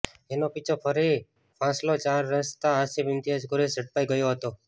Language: Gujarati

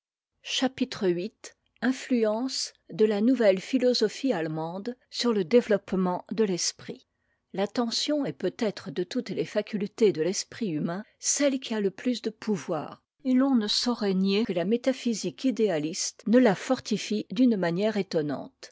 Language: French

